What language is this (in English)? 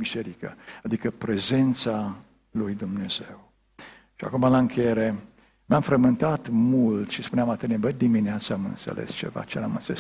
Romanian